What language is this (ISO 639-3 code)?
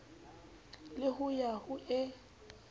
sot